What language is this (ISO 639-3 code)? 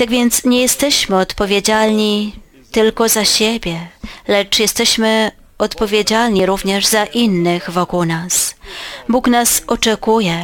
pol